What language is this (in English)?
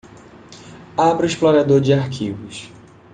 Portuguese